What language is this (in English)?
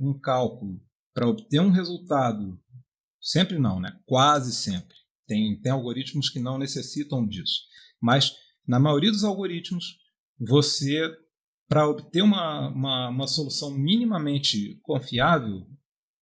Portuguese